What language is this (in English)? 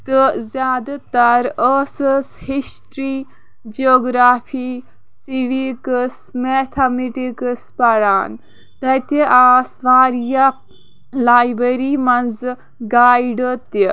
Kashmiri